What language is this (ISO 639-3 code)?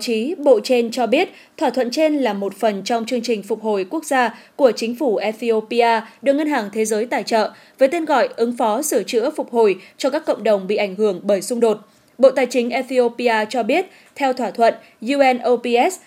vie